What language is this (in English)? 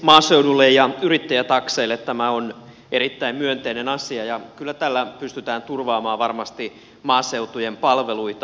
Finnish